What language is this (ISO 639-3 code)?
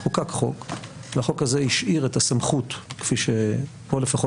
heb